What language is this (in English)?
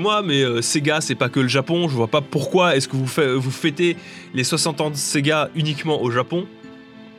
French